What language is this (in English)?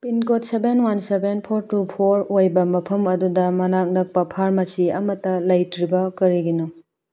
Manipuri